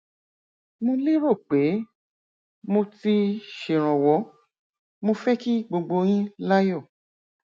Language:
Yoruba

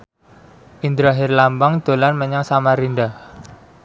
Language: Javanese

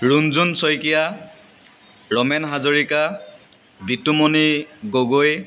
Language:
Assamese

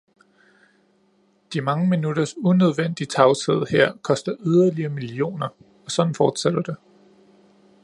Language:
Danish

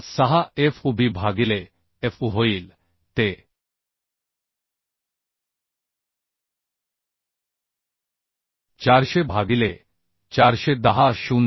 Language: Marathi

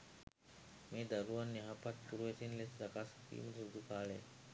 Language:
Sinhala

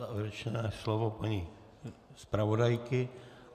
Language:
Czech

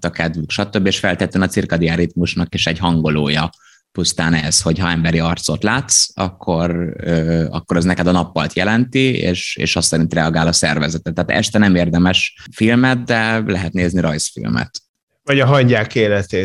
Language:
Hungarian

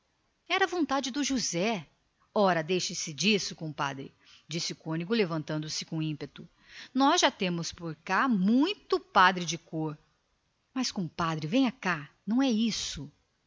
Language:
Portuguese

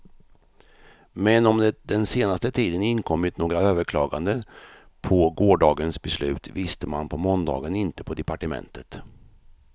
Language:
Swedish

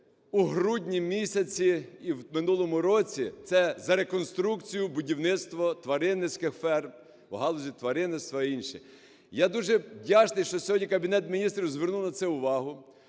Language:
Ukrainian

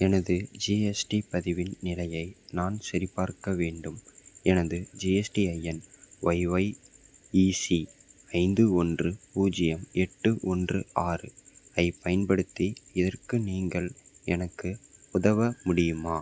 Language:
Tamil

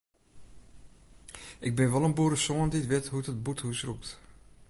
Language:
Western Frisian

